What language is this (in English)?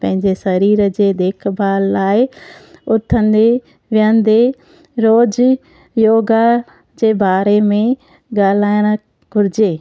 Sindhi